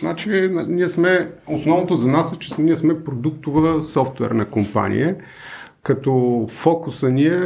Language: Bulgarian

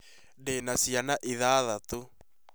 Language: Kikuyu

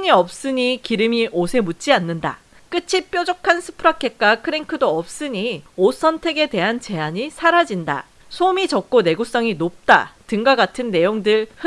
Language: Korean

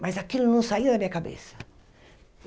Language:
Portuguese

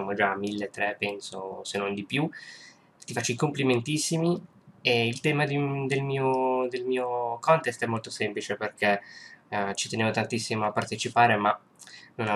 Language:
Italian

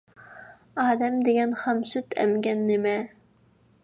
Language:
Uyghur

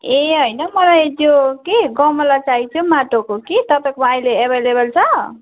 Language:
Nepali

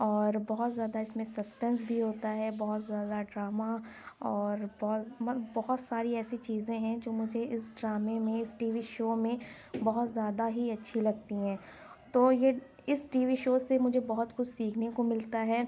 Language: Urdu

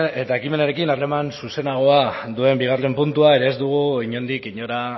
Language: Basque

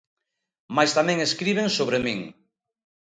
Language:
Galician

